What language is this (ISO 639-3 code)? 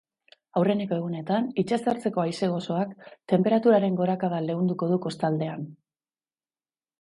eus